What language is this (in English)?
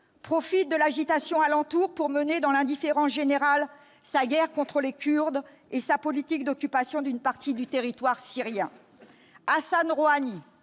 French